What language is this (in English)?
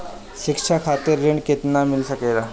Bhojpuri